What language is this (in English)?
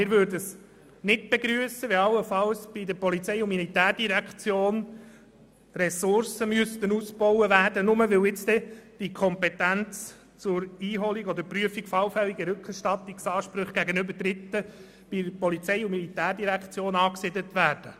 Swiss German